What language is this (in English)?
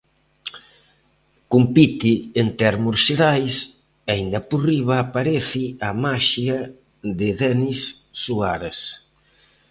Galician